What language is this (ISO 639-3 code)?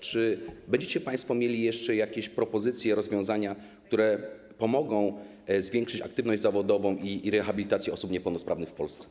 pol